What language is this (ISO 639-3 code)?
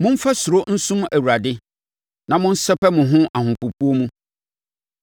aka